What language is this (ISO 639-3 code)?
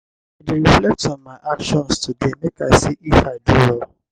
pcm